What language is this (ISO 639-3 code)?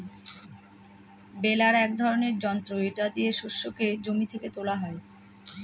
ben